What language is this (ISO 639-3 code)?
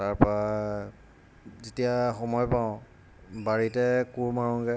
asm